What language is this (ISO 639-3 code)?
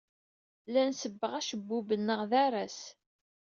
kab